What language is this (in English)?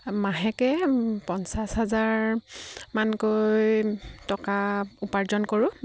Assamese